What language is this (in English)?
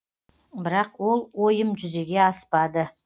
Kazakh